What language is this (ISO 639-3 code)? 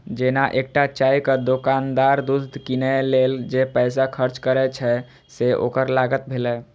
mai